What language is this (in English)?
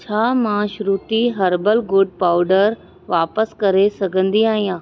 Sindhi